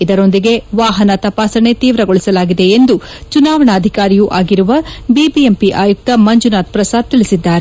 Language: Kannada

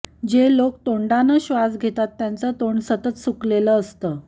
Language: Marathi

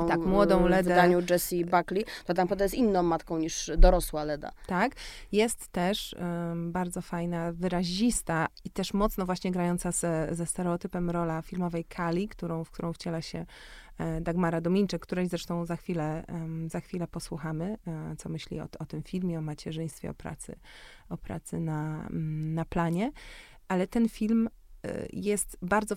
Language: Polish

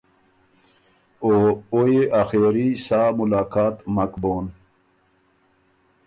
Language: Ormuri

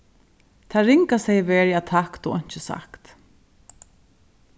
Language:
Faroese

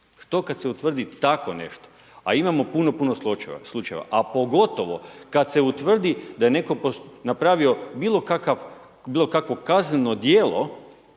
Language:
Croatian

